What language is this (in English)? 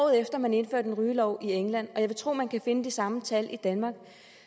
Danish